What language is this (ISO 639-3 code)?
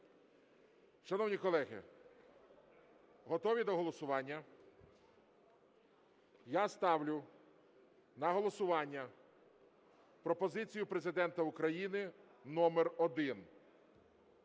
ukr